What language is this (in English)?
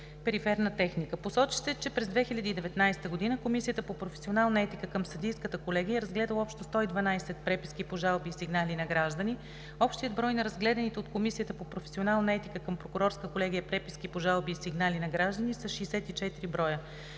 Bulgarian